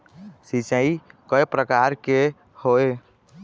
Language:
Chhattisgarhi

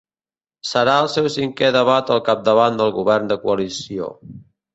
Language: Catalan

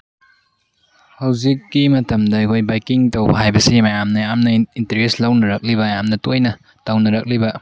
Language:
Manipuri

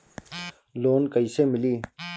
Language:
Bhojpuri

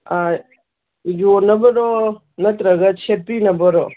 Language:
Manipuri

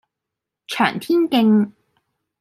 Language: Cantonese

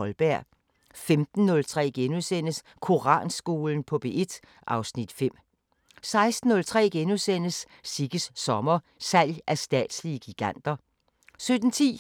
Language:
Danish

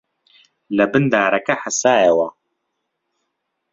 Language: Central Kurdish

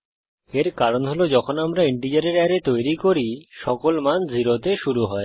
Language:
Bangla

